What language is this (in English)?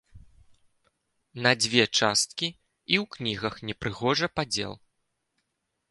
Belarusian